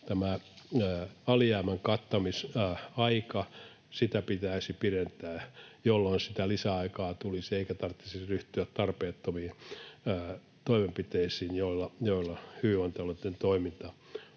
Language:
Finnish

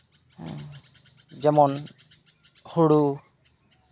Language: Santali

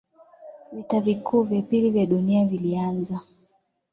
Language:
Swahili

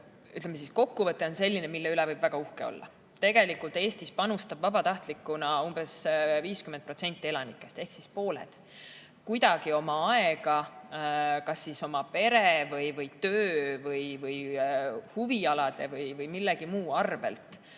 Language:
Estonian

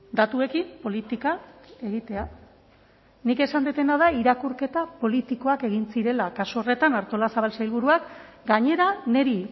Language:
Basque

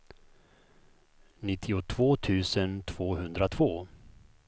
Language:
Swedish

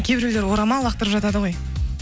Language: Kazakh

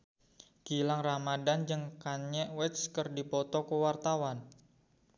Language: Sundanese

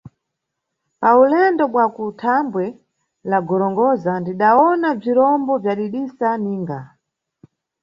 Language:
Nyungwe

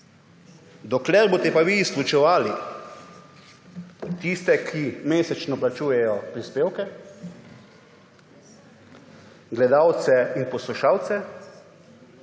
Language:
Slovenian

